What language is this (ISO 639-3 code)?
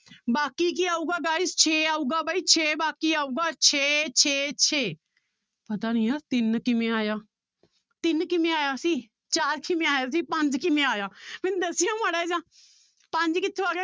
pan